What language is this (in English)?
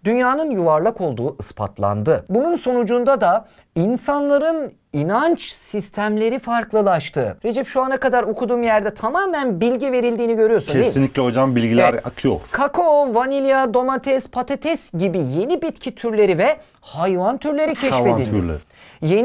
Turkish